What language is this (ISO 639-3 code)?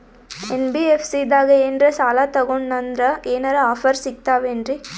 kan